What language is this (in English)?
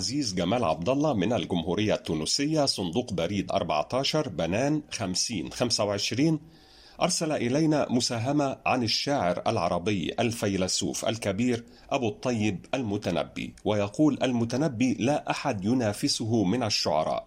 Arabic